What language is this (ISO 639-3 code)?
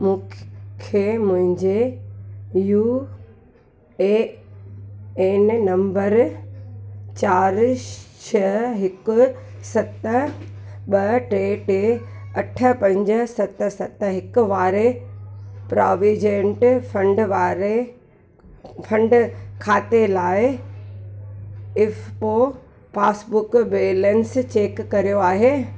snd